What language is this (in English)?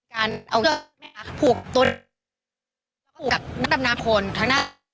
Thai